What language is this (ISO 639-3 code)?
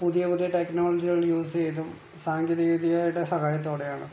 mal